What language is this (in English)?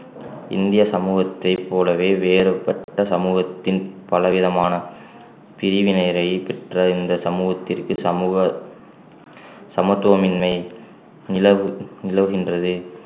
Tamil